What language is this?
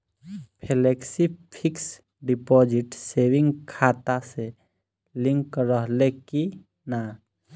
Bhojpuri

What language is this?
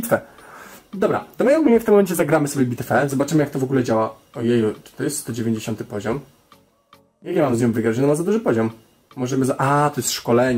Polish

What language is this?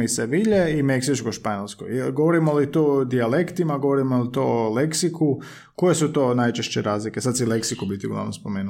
Croatian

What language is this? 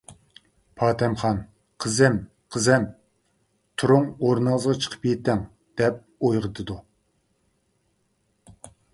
Uyghur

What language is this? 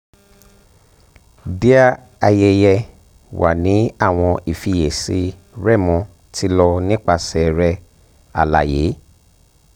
Yoruba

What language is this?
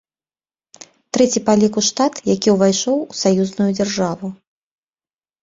Belarusian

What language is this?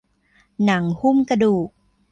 Thai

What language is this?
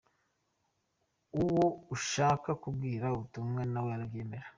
Kinyarwanda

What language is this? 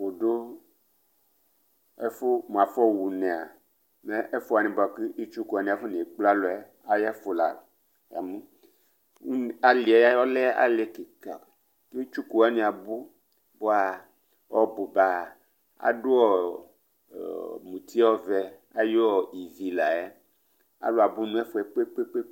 Ikposo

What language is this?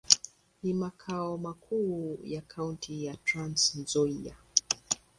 Swahili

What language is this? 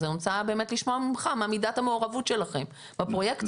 Hebrew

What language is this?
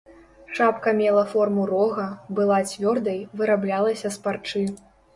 Belarusian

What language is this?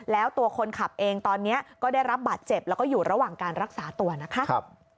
Thai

